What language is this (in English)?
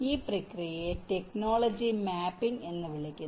Malayalam